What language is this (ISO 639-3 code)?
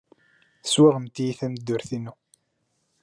kab